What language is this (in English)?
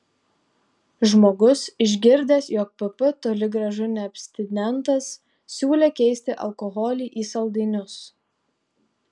Lithuanian